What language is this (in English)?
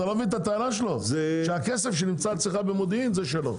Hebrew